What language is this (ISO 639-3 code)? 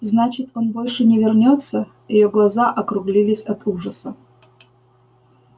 rus